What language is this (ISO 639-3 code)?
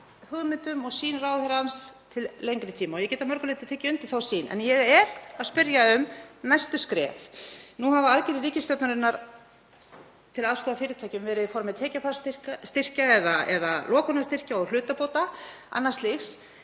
isl